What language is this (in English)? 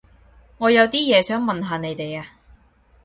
Cantonese